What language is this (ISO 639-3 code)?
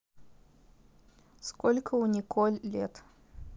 rus